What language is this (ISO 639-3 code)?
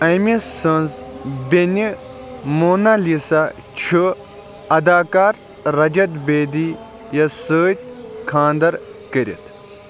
kas